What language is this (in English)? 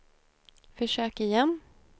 Swedish